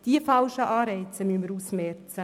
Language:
Swiss German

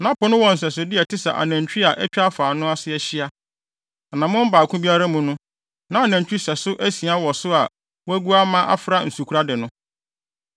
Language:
Akan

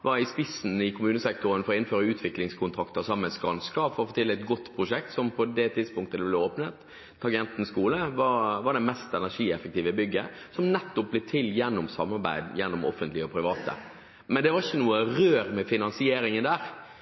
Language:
Norwegian Bokmål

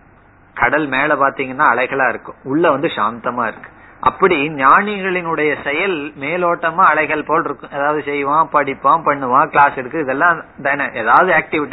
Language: Tamil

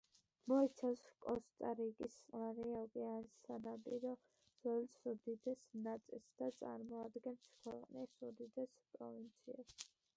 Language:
Georgian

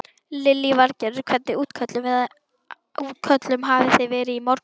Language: Icelandic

